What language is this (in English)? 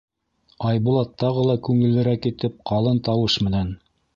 Bashkir